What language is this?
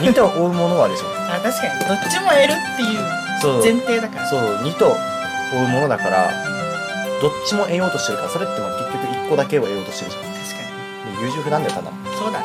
Japanese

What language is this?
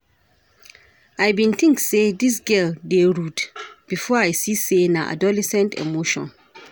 Nigerian Pidgin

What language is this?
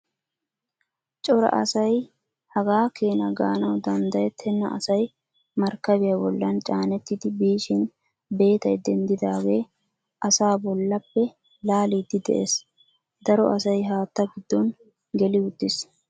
Wolaytta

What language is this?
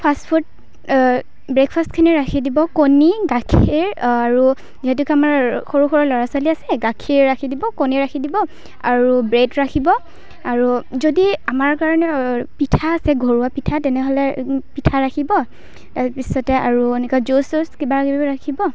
Assamese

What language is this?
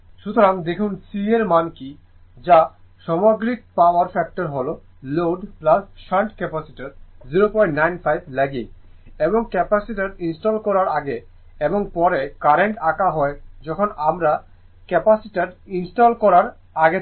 Bangla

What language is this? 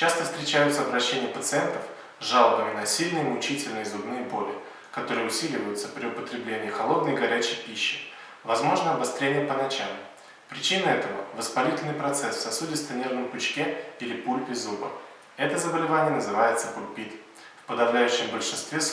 Russian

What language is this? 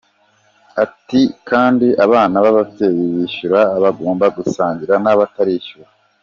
Kinyarwanda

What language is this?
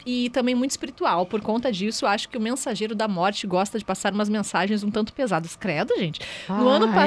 Portuguese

